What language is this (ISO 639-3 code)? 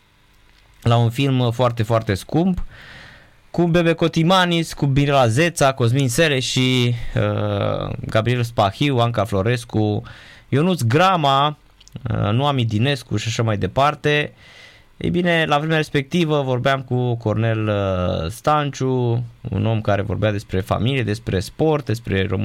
ron